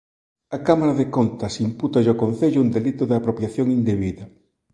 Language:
Galician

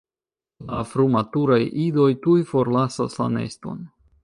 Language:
Esperanto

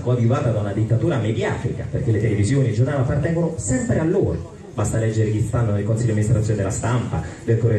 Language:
Italian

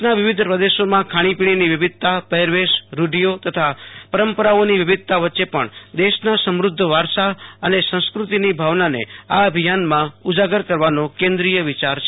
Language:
Gujarati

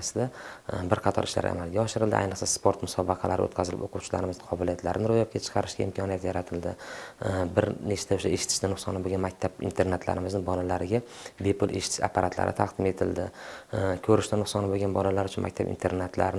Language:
Turkish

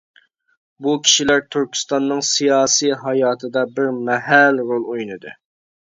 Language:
Uyghur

